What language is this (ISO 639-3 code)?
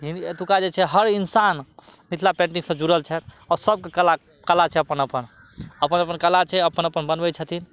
mai